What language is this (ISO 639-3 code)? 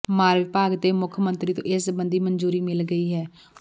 pan